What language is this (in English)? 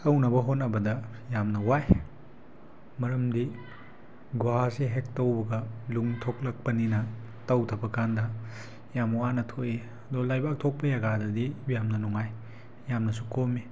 Manipuri